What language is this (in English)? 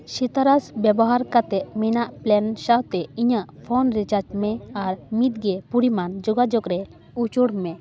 Santali